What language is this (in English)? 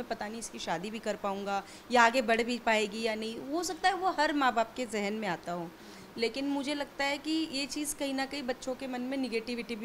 Hindi